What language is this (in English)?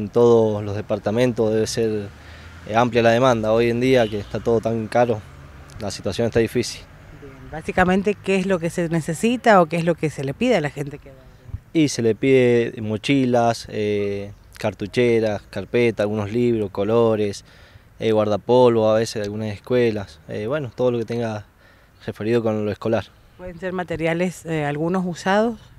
Spanish